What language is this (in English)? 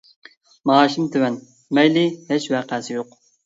Uyghur